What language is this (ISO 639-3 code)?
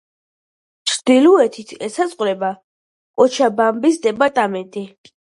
kat